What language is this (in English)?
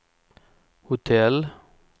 Swedish